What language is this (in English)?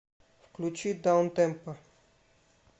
Russian